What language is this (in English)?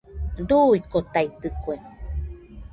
Nüpode Huitoto